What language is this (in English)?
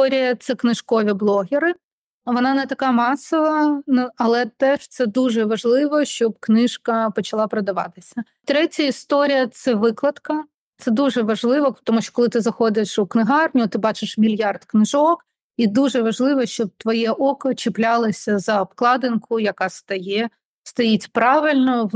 Ukrainian